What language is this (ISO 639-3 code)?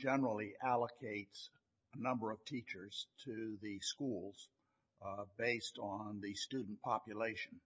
eng